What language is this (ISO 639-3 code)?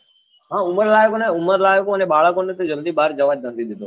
guj